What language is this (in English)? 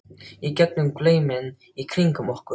Icelandic